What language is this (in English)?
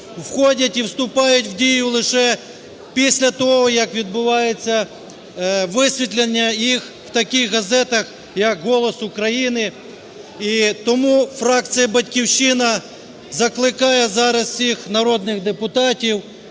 Ukrainian